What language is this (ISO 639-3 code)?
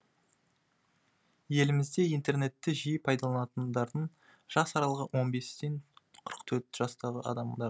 kaz